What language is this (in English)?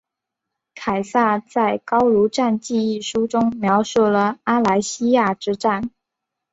Chinese